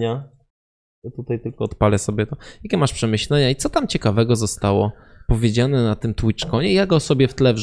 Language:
Polish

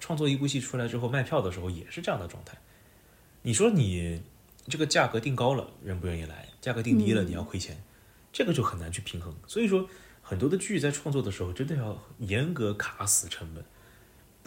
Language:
Chinese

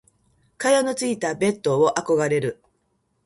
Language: Japanese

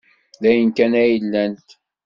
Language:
Kabyle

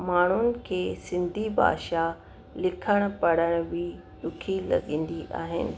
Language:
Sindhi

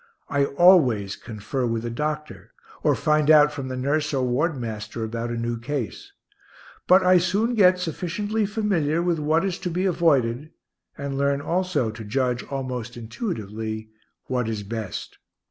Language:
English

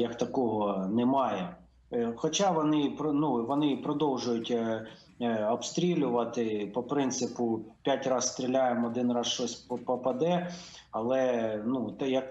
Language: Ukrainian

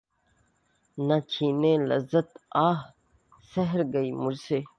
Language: Urdu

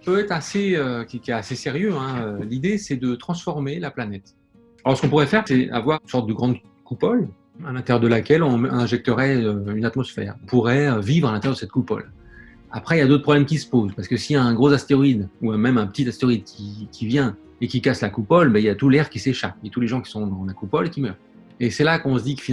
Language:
French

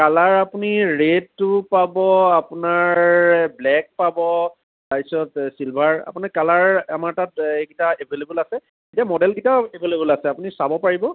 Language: Assamese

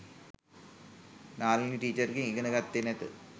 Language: Sinhala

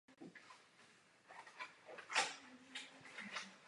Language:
Czech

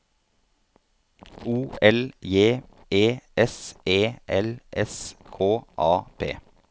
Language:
Norwegian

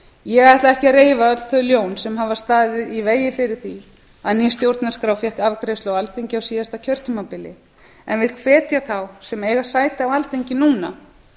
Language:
Icelandic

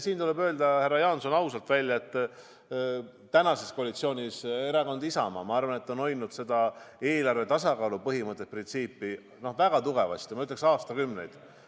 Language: Estonian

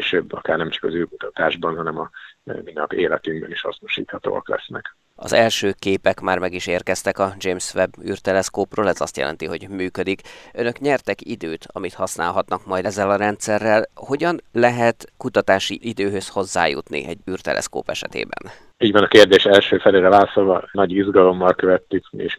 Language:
Hungarian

